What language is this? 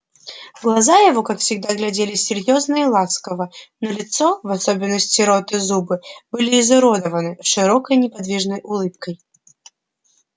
Russian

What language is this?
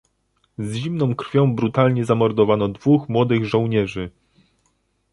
Polish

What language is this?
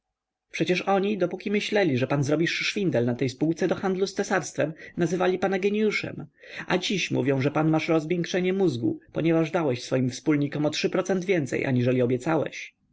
Polish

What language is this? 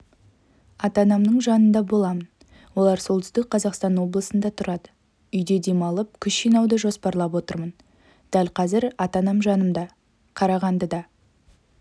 Kazakh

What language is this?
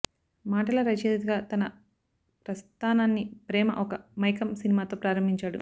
Telugu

